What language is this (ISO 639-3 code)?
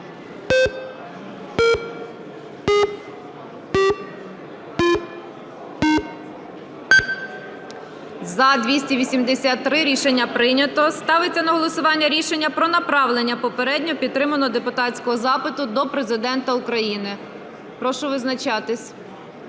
ukr